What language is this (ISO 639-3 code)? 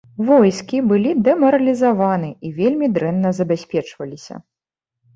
bel